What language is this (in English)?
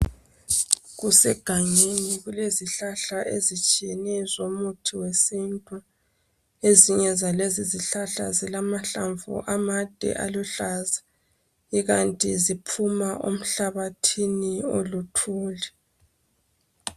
North Ndebele